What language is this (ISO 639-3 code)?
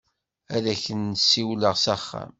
kab